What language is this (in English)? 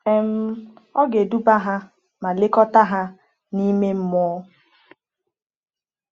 Igbo